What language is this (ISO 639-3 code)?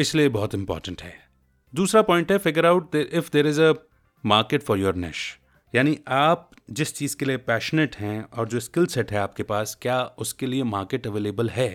hin